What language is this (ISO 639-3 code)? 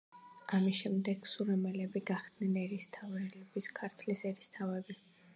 kat